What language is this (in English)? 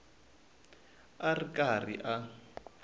Tsonga